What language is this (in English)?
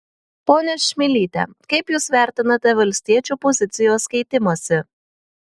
Lithuanian